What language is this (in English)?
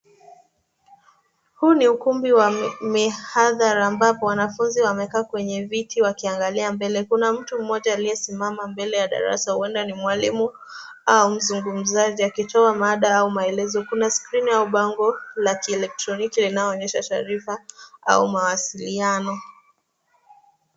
Swahili